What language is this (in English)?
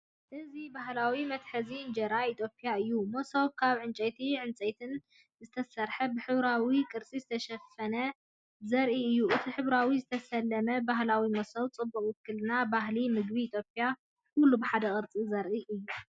Tigrinya